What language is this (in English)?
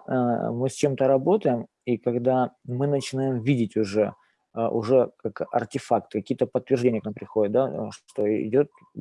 Russian